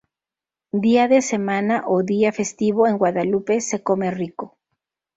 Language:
Spanish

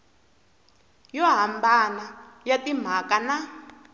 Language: Tsonga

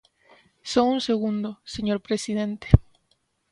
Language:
Galician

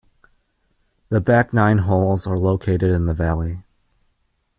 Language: English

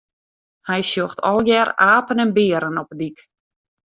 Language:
Western Frisian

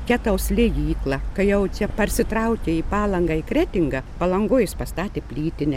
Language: Lithuanian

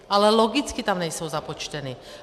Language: Czech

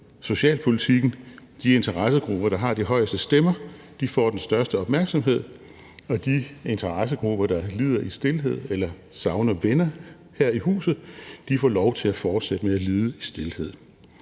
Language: Danish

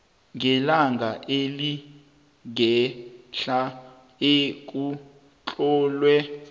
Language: South Ndebele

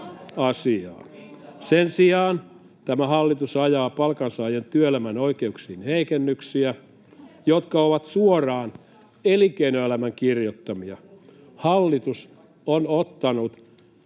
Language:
Finnish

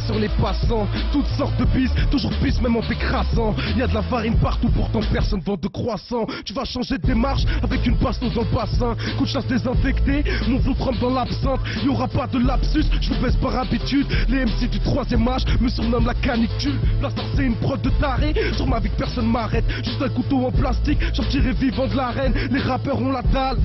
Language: French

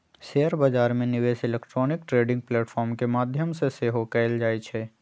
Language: Magahi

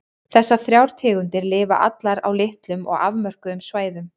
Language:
Icelandic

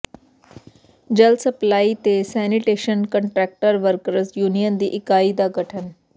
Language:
Punjabi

